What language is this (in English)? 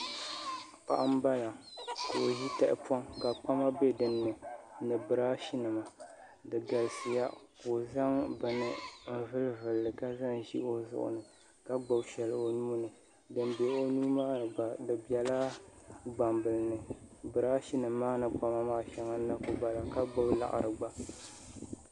Dagbani